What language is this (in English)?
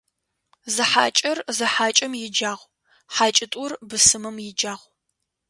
Adyghe